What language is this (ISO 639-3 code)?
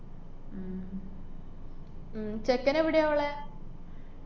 mal